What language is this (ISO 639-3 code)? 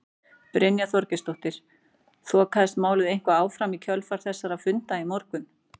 isl